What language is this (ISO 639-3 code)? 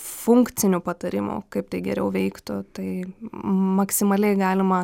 lit